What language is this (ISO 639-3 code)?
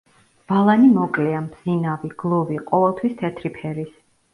kat